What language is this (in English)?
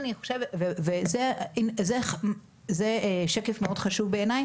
Hebrew